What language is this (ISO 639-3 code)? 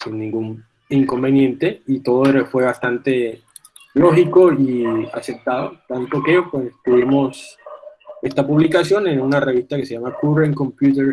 spa